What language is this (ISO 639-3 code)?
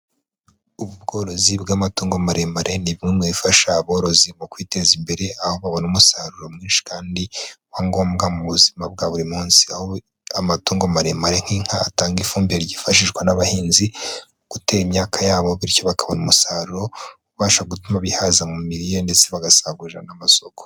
kin